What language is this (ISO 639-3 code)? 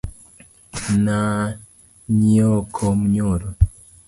luo